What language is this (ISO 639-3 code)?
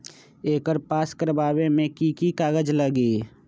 mag